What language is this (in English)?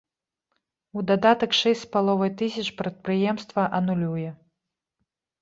Belarusian